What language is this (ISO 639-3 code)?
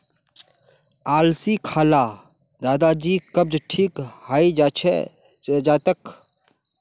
mag